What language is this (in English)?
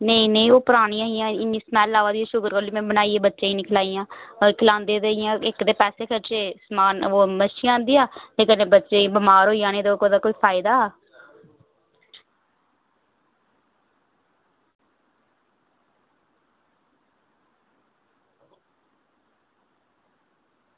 Dogri